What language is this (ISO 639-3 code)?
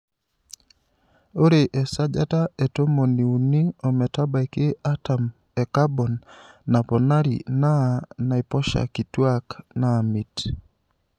mas